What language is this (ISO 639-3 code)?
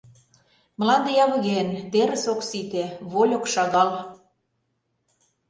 chm